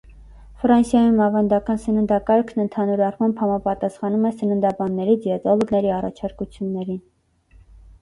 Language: Armenian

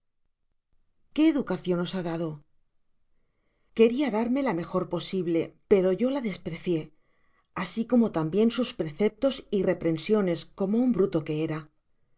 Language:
Spanish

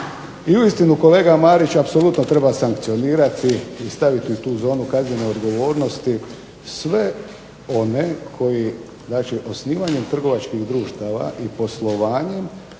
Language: Croatian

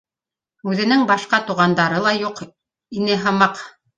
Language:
Bashkir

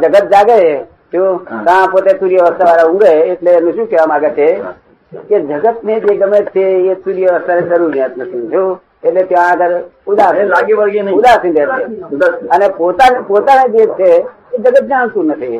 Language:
Gujarati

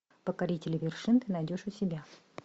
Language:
Russian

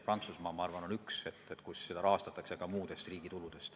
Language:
Estonian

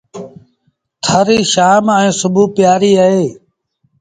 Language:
Sindhi Bhil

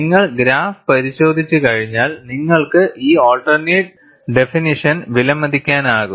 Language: Malayalam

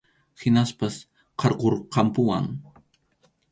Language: Arequipa-La Unión Quechua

